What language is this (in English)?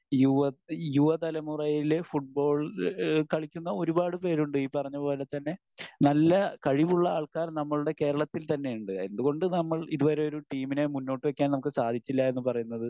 Malayalam